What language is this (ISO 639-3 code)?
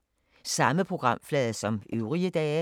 dan